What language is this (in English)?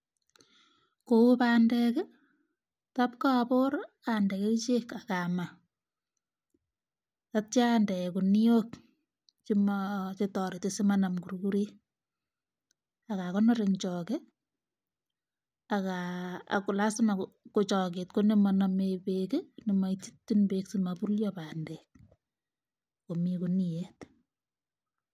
Kalenjin